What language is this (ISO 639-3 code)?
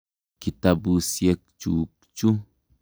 kln